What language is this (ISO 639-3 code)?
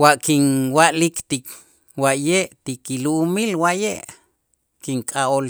itz